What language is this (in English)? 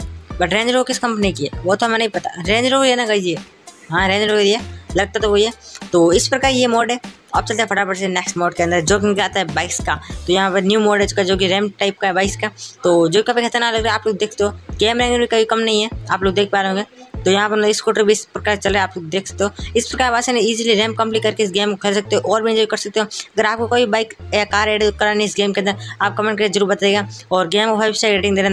Hindi